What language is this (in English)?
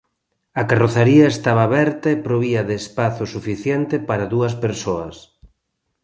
Galician